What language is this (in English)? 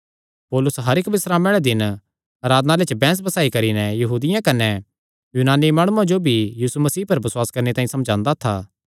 Kangri